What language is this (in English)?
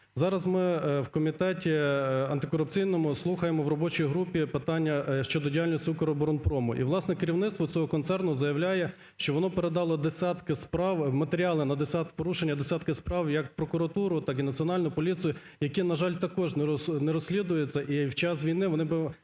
Ukrainian